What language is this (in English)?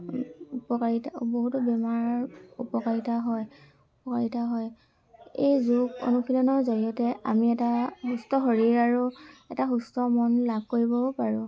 Assamese